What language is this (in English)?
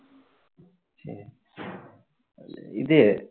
Tamil